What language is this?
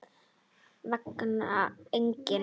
Icelandic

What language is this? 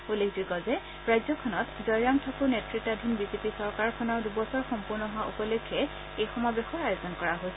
Assamese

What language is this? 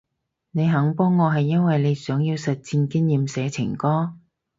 Cantonese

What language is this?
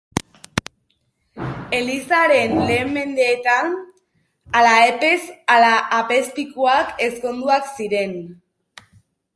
Basque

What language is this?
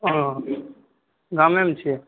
Maithili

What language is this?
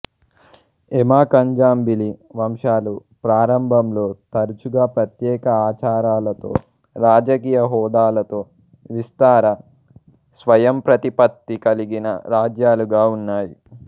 Telugu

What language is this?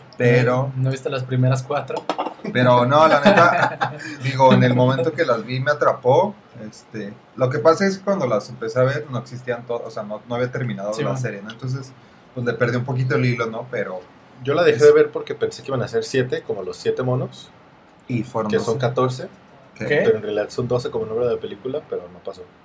Spanish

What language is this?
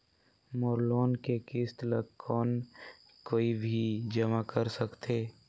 Chhattisgarhi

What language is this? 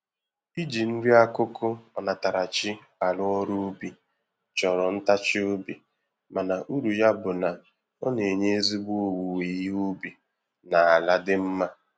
Igbo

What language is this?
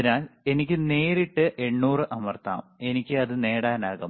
Malayalam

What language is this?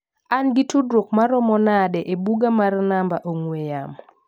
Luo (Kenya and Tanzania)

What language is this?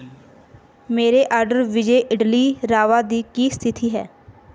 Punjabi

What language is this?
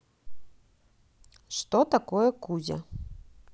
Russian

